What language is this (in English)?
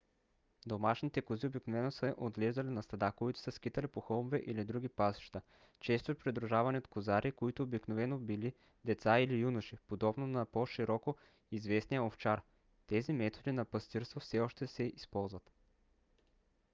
Bulgarian